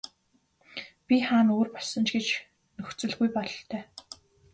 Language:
Mongolian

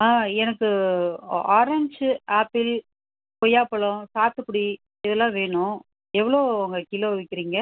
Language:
Tamil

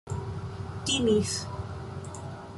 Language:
Esperanto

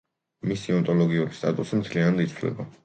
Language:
Georgian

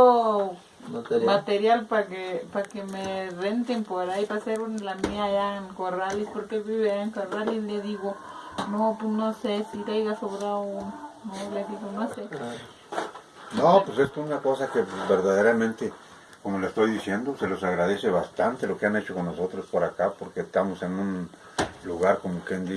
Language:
Spanish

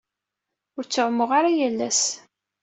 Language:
Kabyle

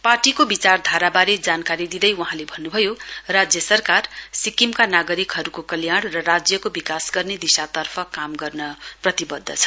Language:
Nepali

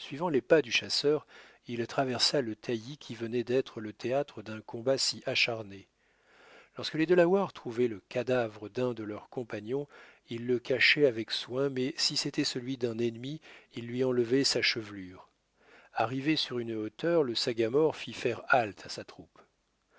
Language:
French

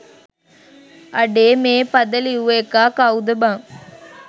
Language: Sinhala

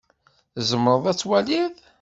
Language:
Kabyle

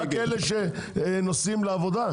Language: Hebrew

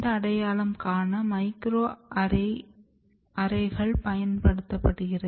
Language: Tamil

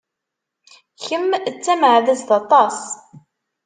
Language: Kabyle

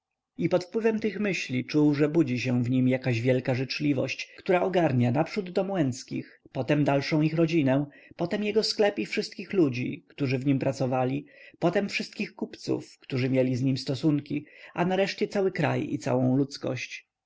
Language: Polish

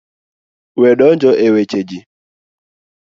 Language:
Luo (Kenya and Tanzania)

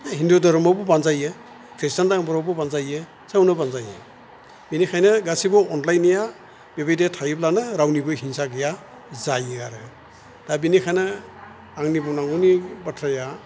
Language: Bodo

